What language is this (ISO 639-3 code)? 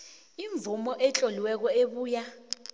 nbl